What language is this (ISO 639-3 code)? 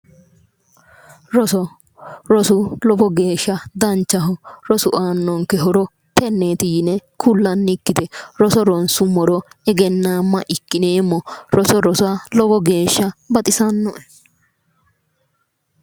sid